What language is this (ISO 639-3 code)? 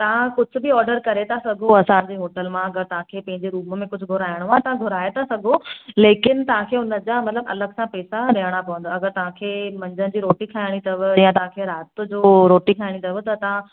snd